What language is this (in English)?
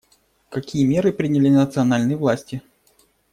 Russian